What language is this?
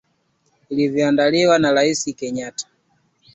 Swahili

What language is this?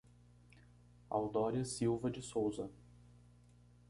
Portuguese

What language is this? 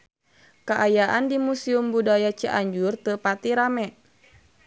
Sundanese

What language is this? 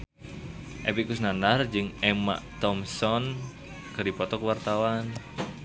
Sundanese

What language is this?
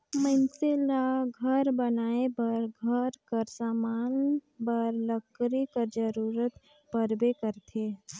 Chhattisgarhi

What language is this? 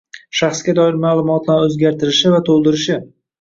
Uzbek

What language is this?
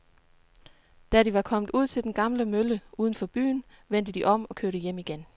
Danish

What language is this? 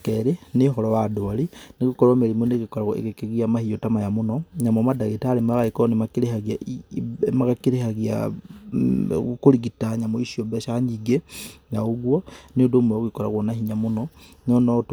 Kikuyu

